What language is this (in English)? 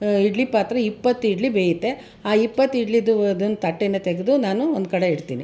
Kannada